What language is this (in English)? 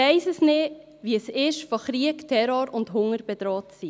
Swiss German